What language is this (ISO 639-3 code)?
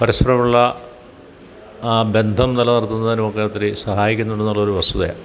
mal